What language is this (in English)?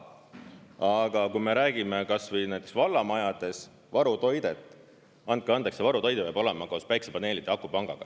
Estonian